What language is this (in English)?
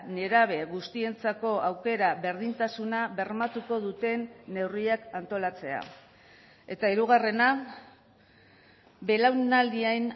Basque